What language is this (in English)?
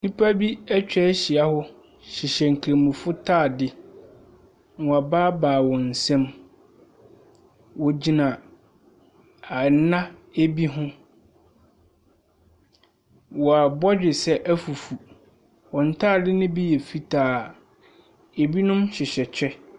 Akan